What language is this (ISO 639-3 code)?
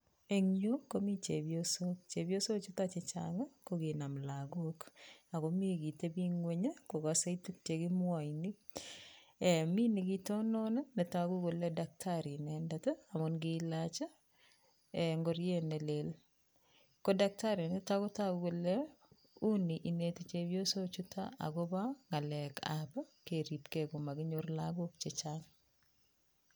kln